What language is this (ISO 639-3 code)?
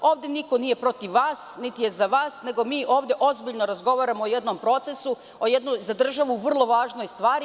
srp